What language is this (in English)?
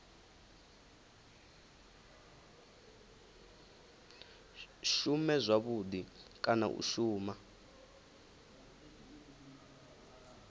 Venda